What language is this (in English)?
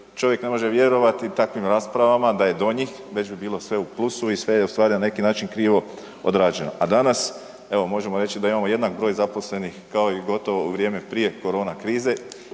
Croatian